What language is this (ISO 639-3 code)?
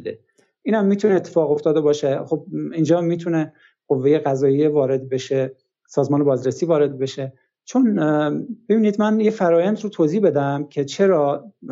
fas